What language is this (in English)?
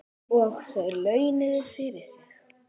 Icelandic